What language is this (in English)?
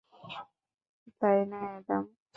Bangla